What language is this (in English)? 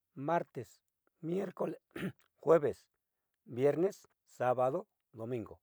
Southeastern Nochixtlán Mixtec